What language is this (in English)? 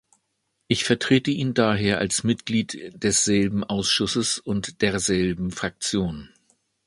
German